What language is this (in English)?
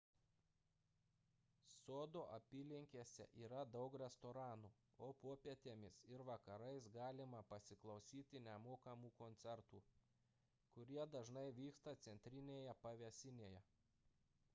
Lithuanian